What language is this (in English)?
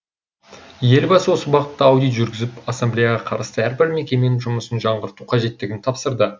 Kazakh